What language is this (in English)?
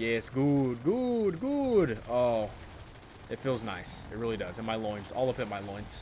English